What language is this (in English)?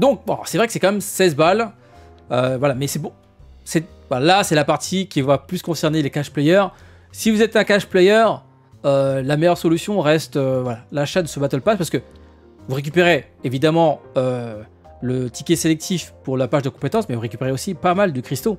French